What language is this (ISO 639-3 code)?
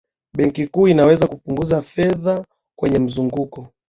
swa